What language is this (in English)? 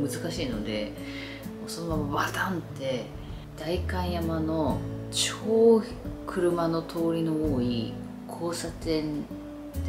Japanese